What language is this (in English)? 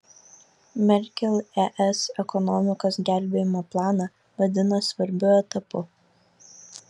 Lithuanian